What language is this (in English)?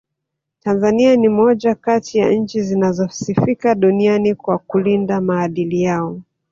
Swahili